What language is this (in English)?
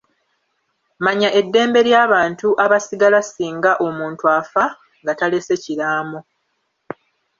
Ganda